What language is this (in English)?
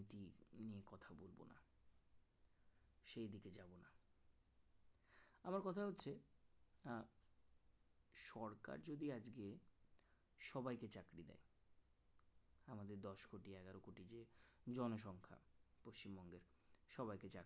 Bangla